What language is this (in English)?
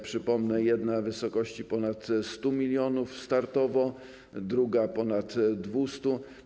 Polish